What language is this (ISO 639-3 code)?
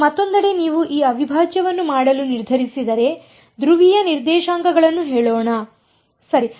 kan